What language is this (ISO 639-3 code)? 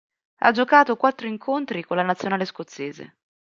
ita